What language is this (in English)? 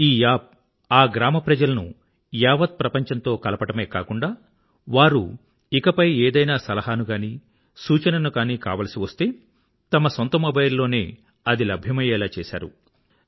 Telugu